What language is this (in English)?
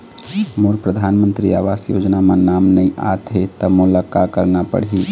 Chhattisgarhi